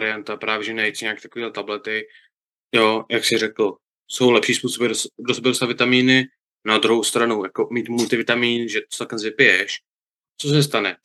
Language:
Czech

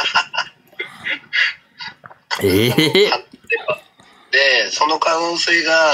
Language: Japanese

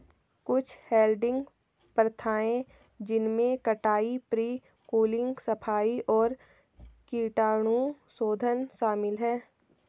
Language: Hindi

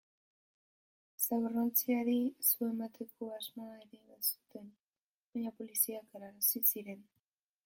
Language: Basque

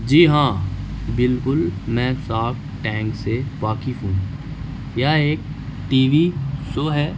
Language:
Urdu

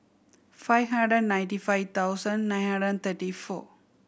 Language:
English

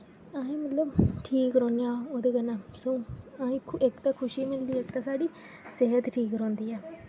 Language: Dogri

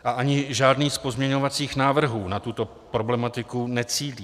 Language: Czech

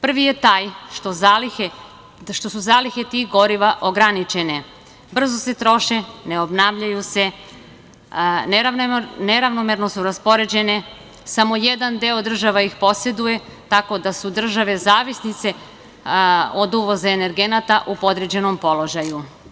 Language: Serbian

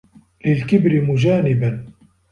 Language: Arabic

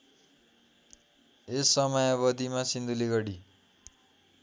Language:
Nepali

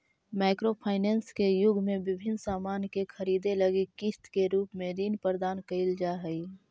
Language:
Magahi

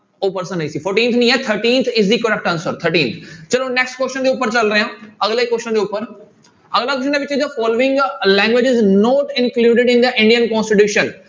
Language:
Punjabi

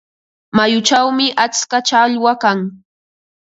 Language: Ambo-Pasco Quechua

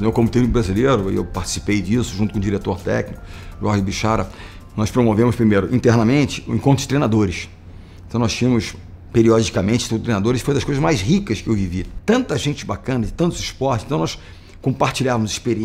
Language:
Portuguese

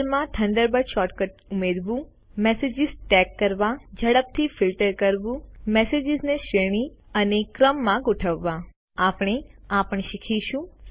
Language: Gujarati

